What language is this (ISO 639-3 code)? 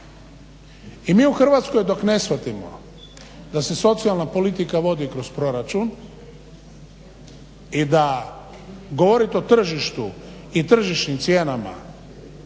hrv